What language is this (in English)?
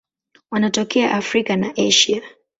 Swahili